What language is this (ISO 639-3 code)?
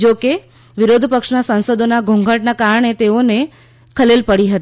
guj